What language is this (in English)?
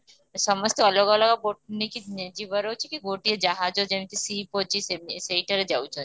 Odia